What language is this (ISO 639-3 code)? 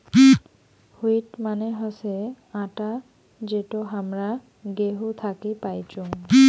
ben